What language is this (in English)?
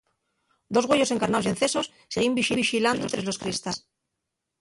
Asturian